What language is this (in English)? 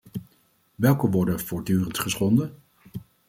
Dutch